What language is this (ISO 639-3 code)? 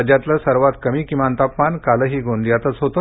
mar